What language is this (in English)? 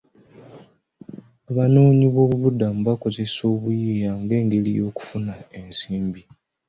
Ganda